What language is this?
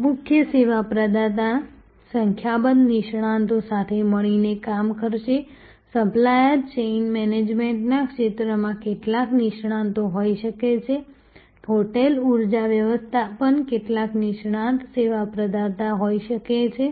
Gujarati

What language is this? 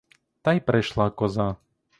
Ukrainian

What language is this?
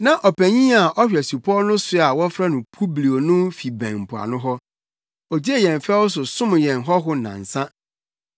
Akan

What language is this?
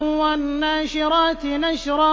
Arabic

